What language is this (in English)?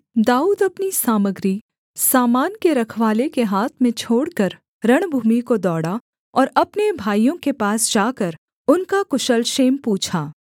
Hindi